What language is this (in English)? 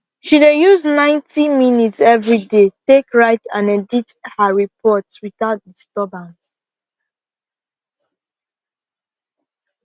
Nigerian Pidgin